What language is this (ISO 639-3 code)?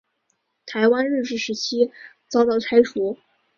zho